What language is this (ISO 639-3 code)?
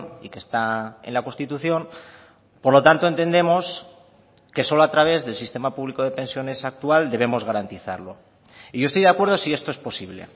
spa